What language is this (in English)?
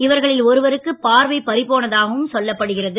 Tamil